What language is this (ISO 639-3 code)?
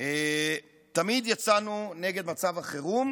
heb